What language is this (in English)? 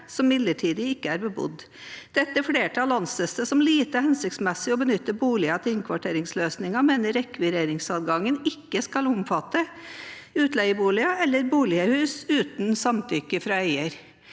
Norwegian